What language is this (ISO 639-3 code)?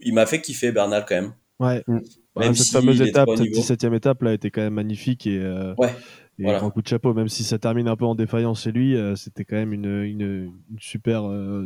fra